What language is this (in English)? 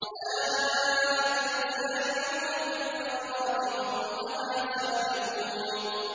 Arabic